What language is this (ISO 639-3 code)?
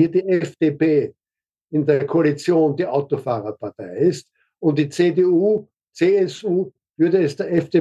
deu